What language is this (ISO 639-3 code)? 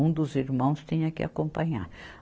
por